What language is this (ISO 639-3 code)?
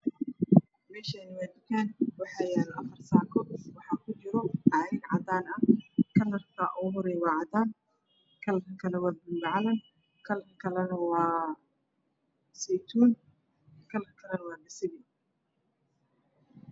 som